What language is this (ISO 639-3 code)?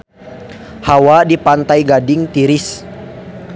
sun